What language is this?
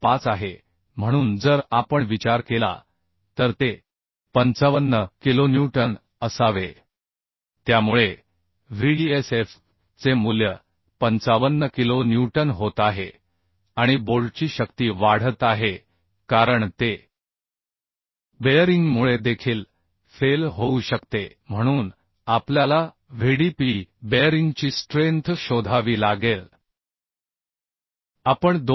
Marathi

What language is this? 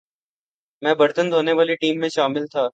Urdu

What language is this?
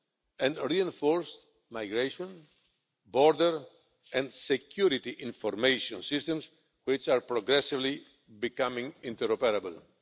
English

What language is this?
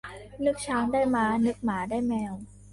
Thai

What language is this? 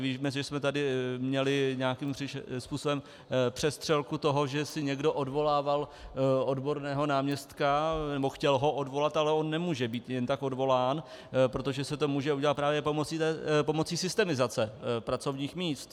Czech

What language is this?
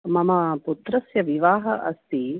Sanskrit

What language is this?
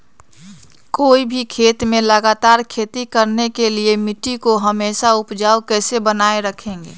Magahi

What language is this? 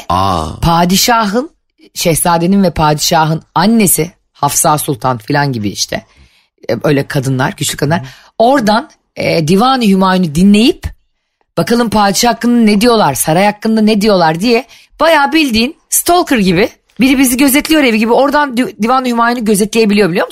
Turkish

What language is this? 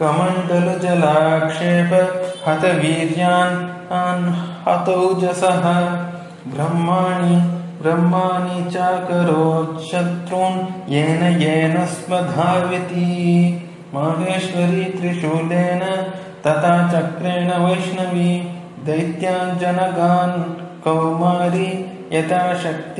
Romanian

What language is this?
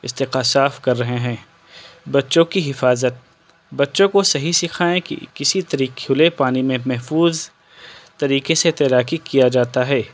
Urdu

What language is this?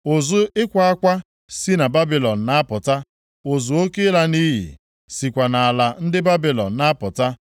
Igbo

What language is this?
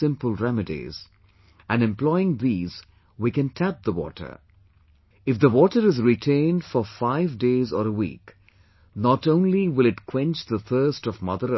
English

